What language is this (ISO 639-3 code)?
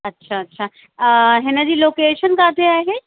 snd